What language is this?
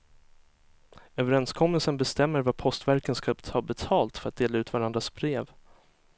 Swedish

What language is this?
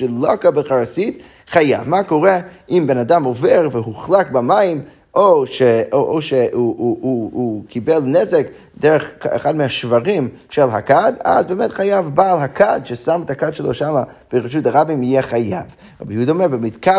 Hebrew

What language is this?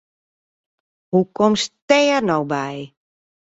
Western Frisian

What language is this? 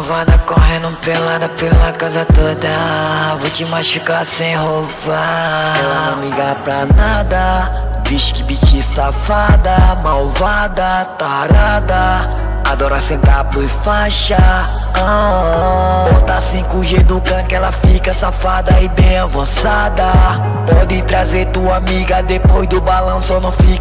Portuguese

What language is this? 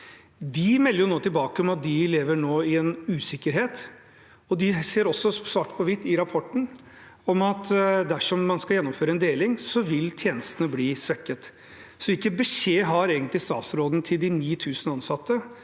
Norwegian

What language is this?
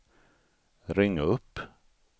Swedish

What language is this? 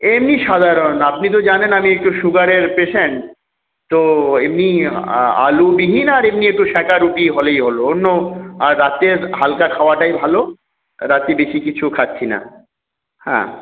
Bangla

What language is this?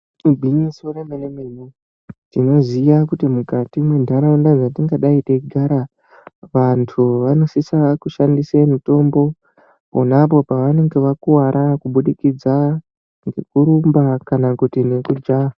Ndau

